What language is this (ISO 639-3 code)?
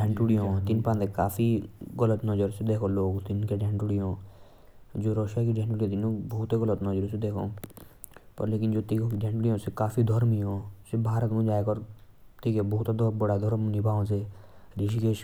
jns